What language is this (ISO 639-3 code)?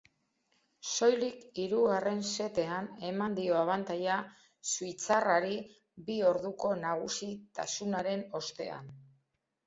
eus